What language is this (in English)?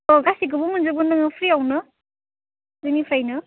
Bodo